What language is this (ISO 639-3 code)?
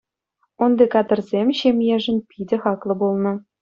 chv